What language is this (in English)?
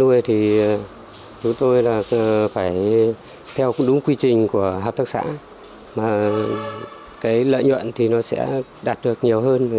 Vietnamese